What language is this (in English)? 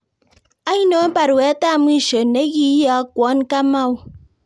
Kalenjin